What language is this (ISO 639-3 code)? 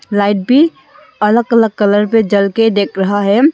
hin